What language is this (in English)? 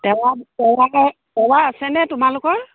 Assamese